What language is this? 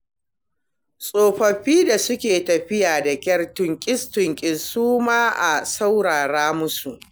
Hausa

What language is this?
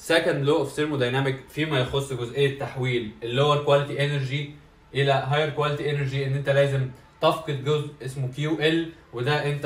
Arabic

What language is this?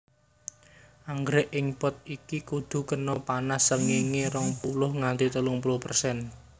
Javanese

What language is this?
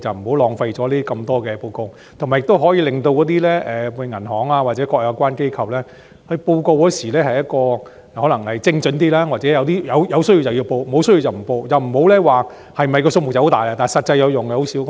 Cantonese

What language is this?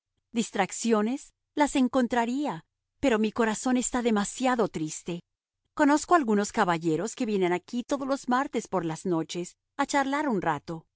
Spanish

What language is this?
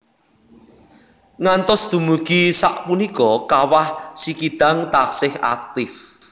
Javanese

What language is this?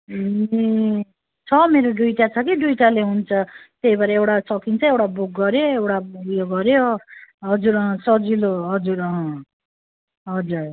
Nepali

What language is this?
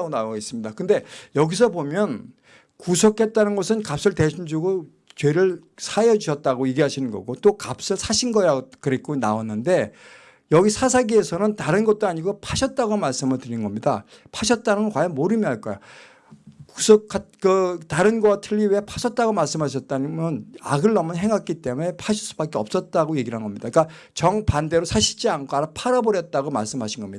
Korean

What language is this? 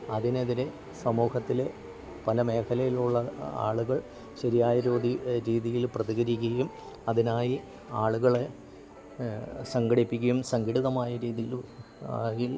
Malayalam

